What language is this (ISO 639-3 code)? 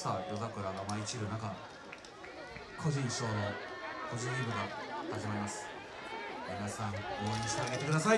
jpn